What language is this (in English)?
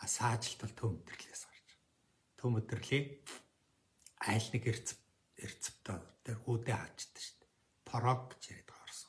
Turkish